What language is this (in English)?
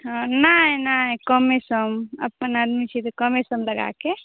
Maithili